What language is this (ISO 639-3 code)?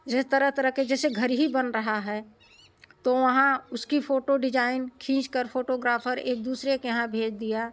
hin